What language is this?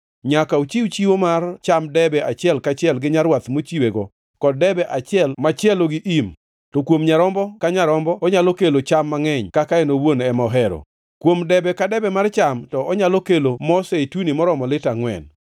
Luo (Kenya and Tanzania)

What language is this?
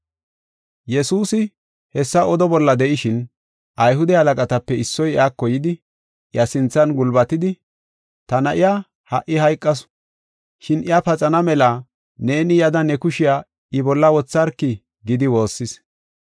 Gofa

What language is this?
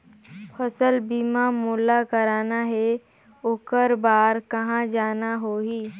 Chhattisgarhi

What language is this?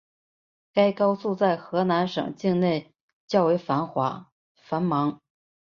Chinese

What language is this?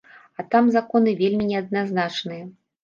Belarusian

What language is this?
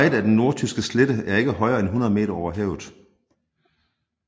Danish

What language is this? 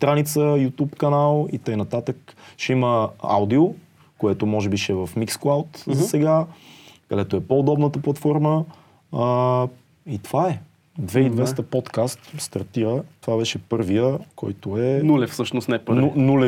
Bulgarian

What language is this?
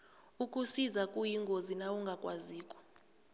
South Ndebele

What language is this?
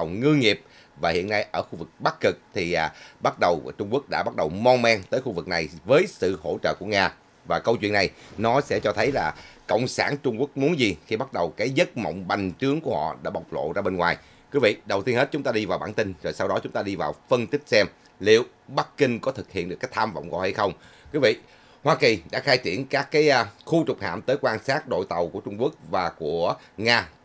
Vietnamese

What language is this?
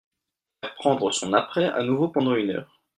French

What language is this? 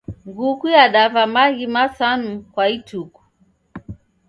Taita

